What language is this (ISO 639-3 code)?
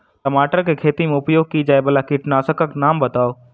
mai